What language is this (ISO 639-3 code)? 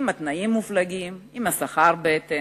heb